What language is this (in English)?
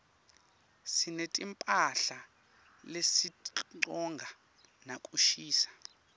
Swati